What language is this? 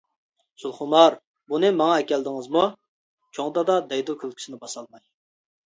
Uyghur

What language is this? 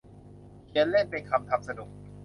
Thai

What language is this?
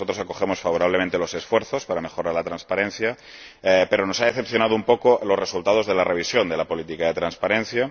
Spanish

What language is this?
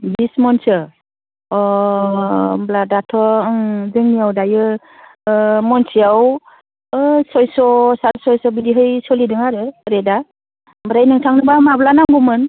Bodo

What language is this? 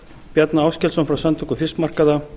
Icelandic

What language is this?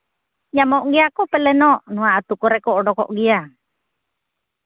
Santali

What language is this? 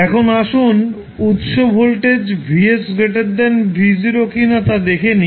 Bangla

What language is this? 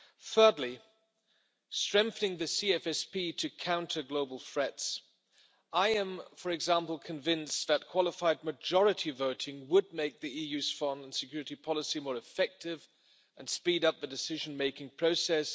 English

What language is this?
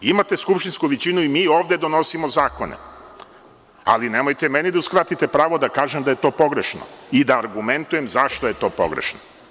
Serbian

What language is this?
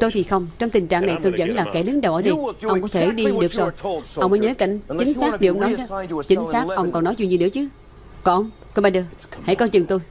Vietnamese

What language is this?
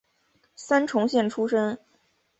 Chinese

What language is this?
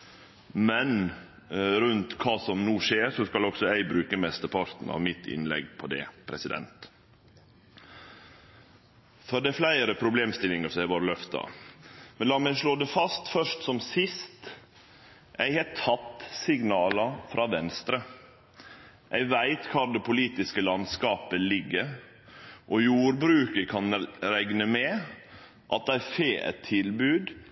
Norwegian Nynorsk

